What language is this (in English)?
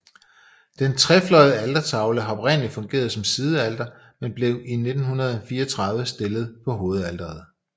Danish